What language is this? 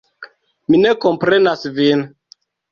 Esperanto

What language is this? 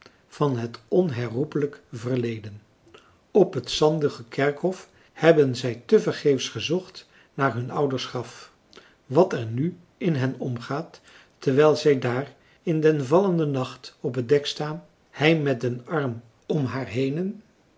Dutch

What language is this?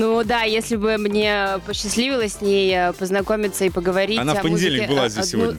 Russian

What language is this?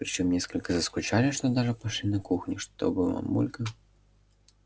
Russian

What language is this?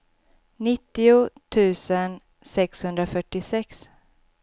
Swedish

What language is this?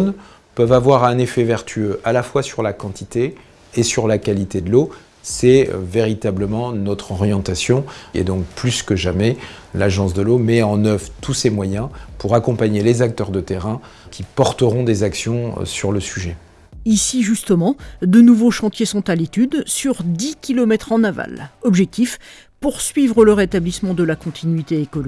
French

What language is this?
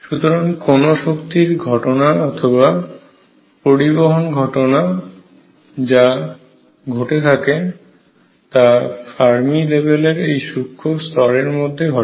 Bangla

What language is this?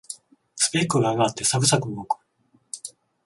Japanese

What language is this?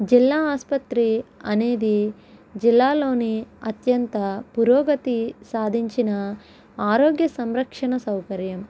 Telugu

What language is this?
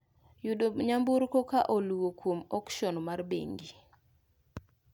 Luo (Kenya and Tanzania)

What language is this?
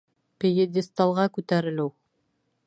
Bashkir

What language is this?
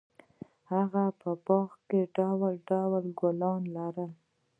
Pashto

